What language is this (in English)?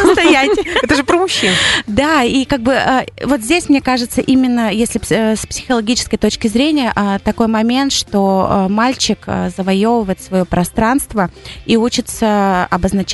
Russian